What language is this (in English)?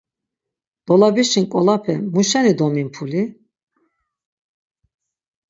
Laz